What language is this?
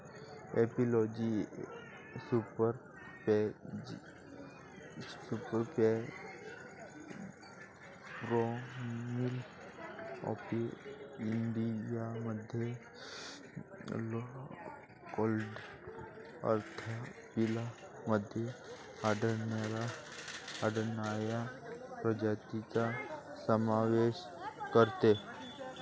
Marathi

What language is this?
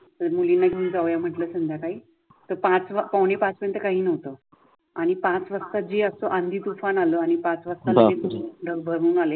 Marathi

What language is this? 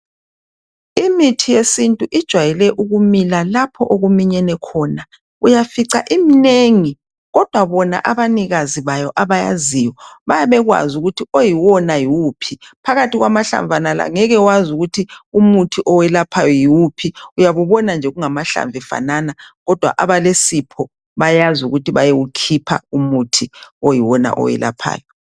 North Ndebele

